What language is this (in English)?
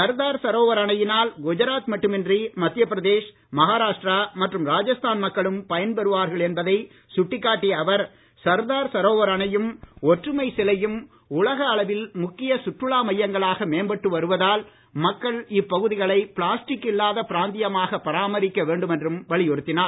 Tamil